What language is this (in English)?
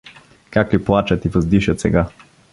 Bulgarian